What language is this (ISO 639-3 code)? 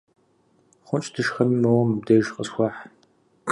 kbd